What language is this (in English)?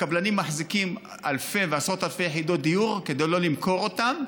Hebrew